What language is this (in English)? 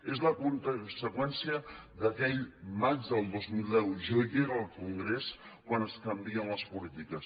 Catalan